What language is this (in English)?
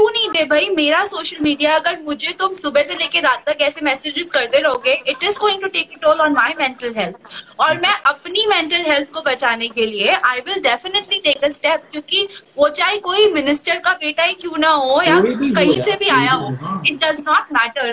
Hindi